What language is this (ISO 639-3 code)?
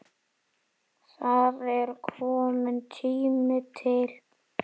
isl